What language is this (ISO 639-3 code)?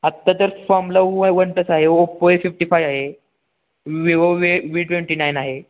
mar